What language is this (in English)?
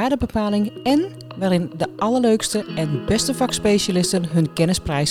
Dutch